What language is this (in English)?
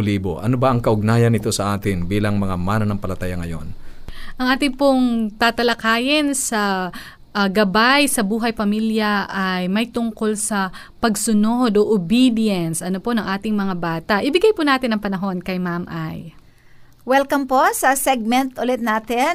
Filipino